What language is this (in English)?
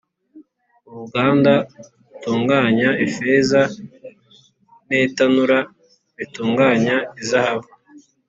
Kinyarwanda